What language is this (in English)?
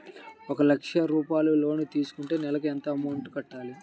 Telugu